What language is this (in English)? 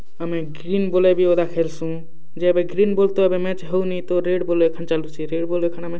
Odia